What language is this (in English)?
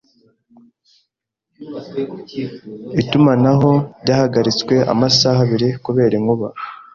Kinyarwanda